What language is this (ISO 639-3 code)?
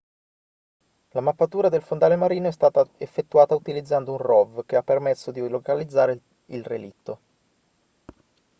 ita